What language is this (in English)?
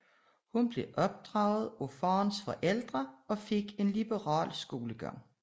Danish